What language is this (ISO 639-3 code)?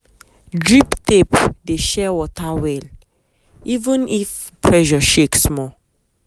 pcm